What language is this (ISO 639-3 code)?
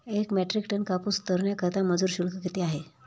mar